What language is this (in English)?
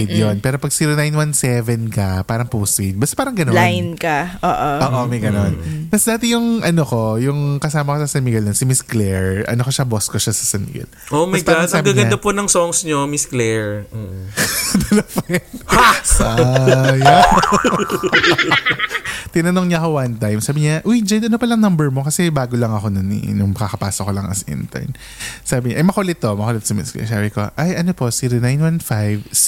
Filipino